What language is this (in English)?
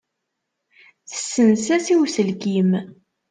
Kabyle